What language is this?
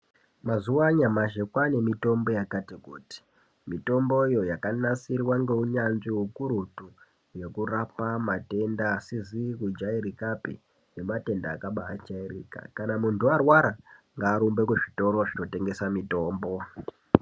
Ndau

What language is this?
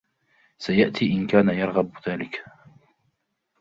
Arabic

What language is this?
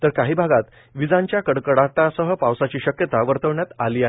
Marathi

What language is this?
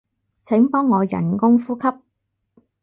Cantonese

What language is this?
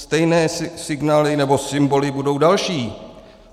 Czech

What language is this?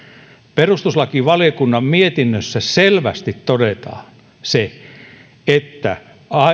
Finnish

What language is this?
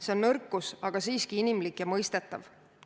Estonian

